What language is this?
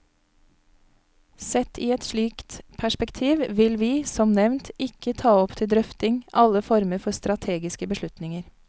Norwegian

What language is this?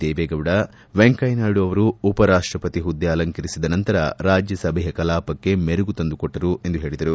Kannada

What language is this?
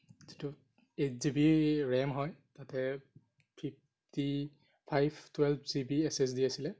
Assamese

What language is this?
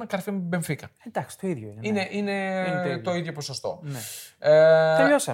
Greek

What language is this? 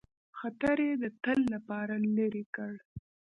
Pashto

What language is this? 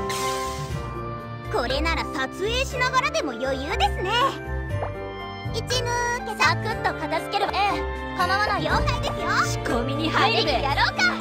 Japanese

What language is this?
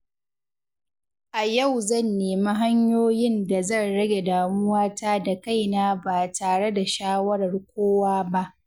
Hausa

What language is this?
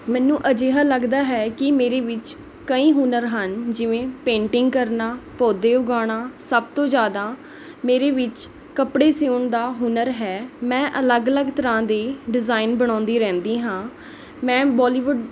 Punjabi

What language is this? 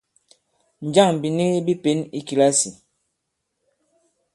Bankon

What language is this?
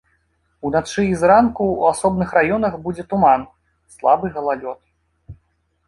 Belarusian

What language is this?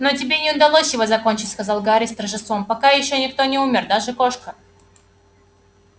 Russian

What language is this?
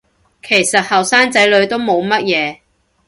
Cantonese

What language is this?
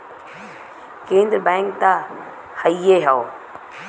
Bhojpuri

